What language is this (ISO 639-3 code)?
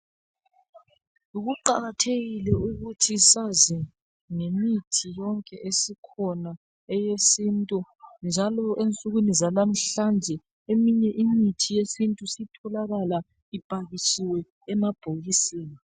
nde